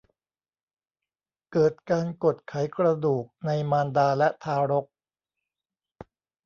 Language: Thai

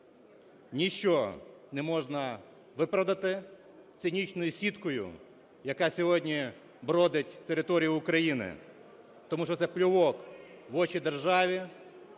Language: Ukrainian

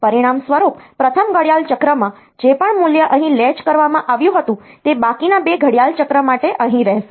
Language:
Gujarati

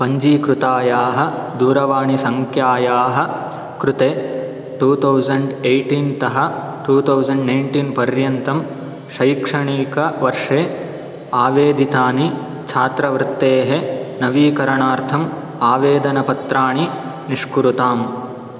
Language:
Sanskrit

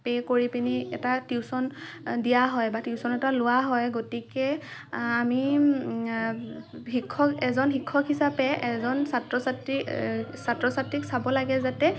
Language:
Assamese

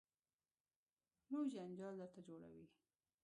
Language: Pashto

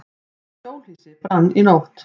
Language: Icelandic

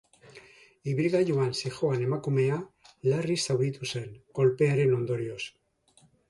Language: Basque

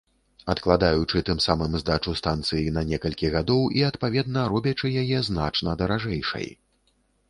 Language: Belarusian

